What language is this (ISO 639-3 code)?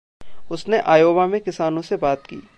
hin